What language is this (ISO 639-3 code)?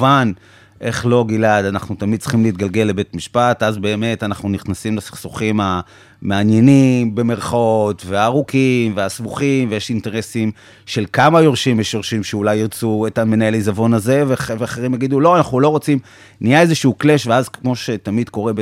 heb